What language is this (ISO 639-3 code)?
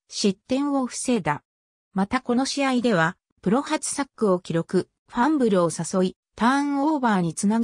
jpn